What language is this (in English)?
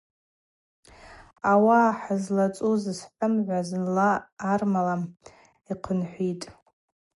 Abaza